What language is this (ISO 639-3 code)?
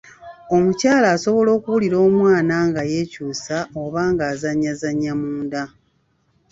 lug